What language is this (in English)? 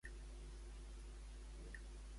Catalan